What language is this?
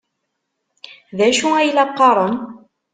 Kabyle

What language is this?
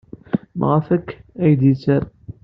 Kabyle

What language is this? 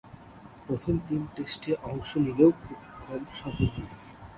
Bangla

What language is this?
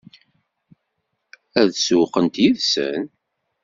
Kabyle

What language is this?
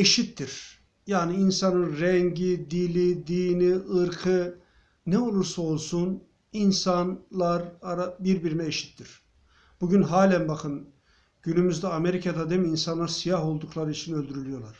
Turkish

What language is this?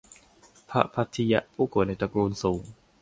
Thai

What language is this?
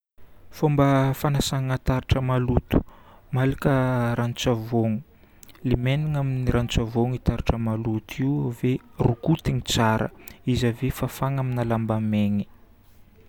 Northern Betsimisaraka Malagasy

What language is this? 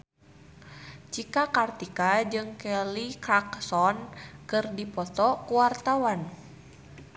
Sundanese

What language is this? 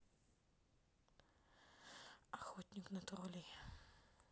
Russian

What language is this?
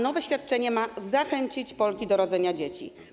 Polish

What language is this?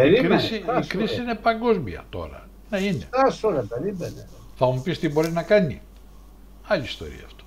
Greek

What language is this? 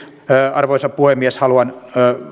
Finnish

